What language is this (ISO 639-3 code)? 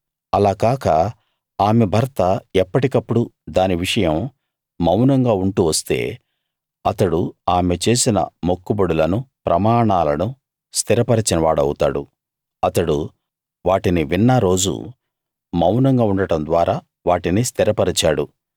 tel